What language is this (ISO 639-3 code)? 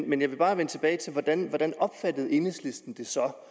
dan